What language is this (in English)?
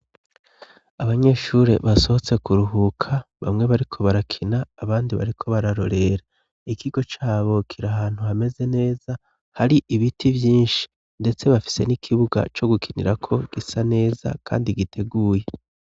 Rundi